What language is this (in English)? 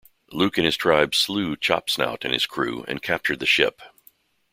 English